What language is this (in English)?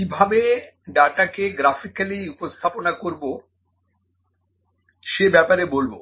Bangla